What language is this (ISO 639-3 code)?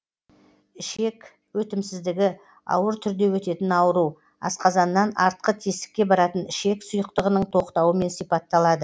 kaz